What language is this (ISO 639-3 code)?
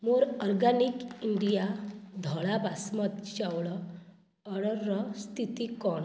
ori